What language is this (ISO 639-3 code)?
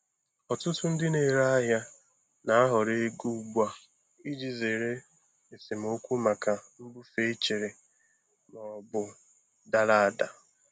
ibo